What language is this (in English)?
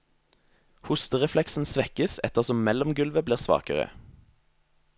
Norwegian